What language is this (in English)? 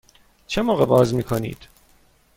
Persian